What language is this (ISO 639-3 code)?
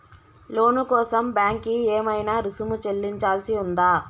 tel